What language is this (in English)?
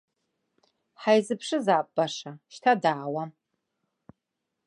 Abkhazian